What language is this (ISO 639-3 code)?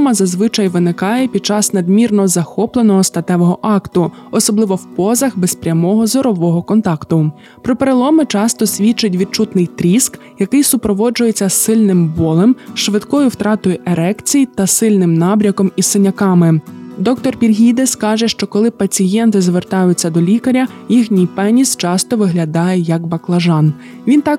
ukr